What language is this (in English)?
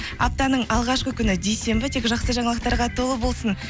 Kazakh